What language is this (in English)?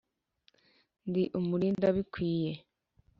Kinyarwanda